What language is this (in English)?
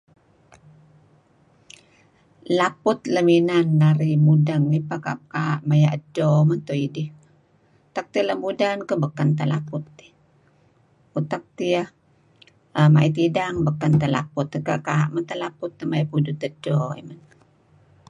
Kelabit